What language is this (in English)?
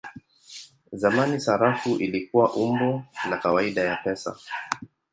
Swahili